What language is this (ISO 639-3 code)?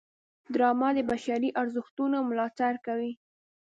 pus